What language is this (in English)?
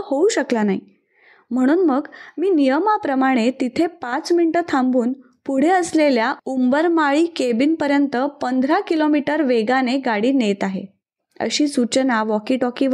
Marathi